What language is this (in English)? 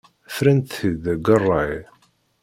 Kabyle